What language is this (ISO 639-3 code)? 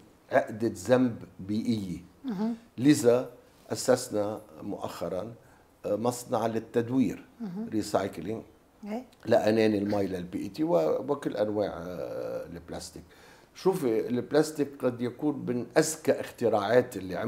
ara